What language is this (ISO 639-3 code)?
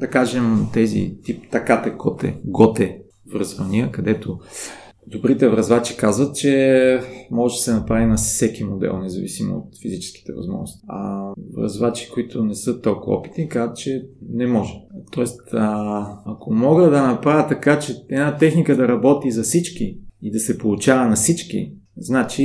bul